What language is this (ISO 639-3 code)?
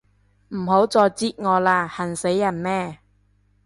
yue